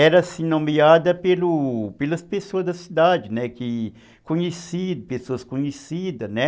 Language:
Portuguese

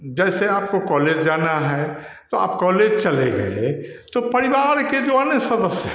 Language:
Hindi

